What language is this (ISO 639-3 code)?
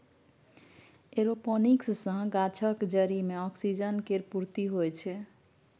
mai